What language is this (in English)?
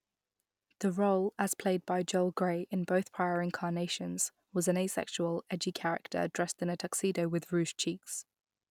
English